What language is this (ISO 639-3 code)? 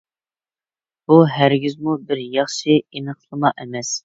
uig